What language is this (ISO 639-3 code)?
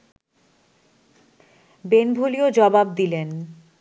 ben